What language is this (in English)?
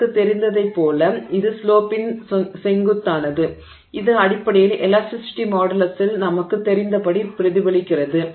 Tamil